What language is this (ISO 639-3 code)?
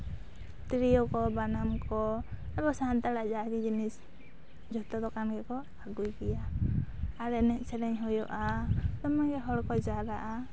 sat